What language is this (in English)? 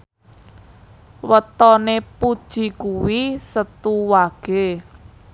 Javanese